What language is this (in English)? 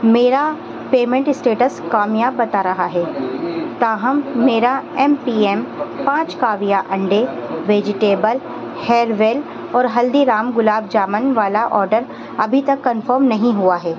Urdu